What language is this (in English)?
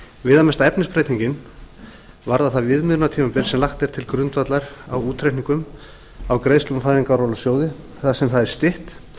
Icelandic